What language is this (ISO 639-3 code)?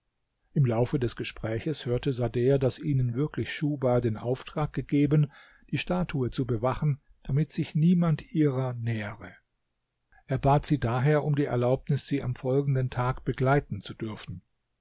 deu